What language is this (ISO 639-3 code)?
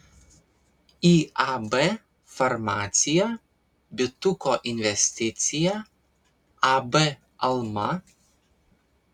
lit